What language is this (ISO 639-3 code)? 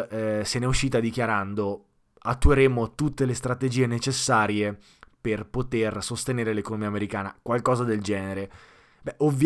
ita